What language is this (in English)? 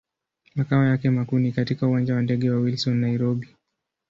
Swahili